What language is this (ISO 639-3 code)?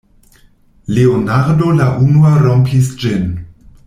epo